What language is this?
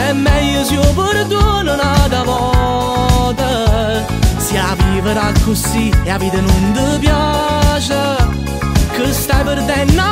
Romanian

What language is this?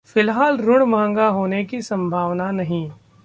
Hindi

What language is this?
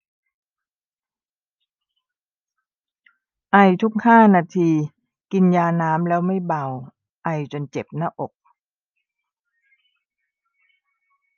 Thai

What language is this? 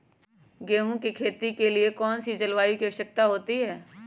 Magahi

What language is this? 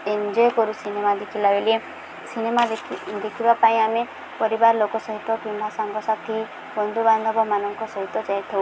Odia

